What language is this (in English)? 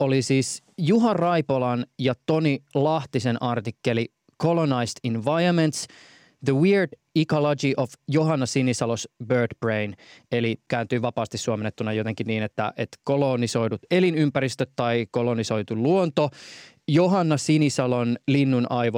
Finnish